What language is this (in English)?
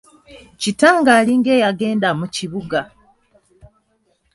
Ganda